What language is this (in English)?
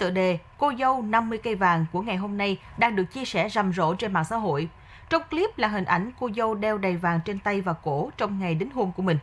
Vietnamese